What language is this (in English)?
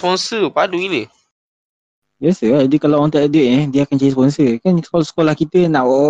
Malay